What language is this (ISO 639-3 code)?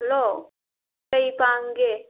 mni